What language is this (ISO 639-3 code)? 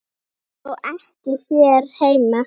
isl